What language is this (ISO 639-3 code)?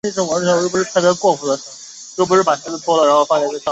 zho